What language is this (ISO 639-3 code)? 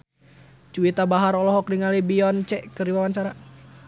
sun